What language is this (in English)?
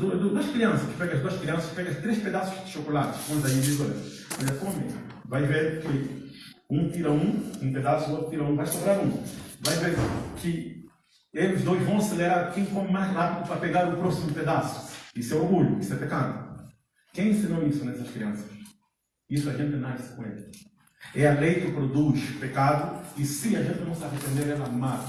Portuguese